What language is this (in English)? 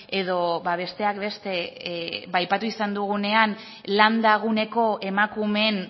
Basque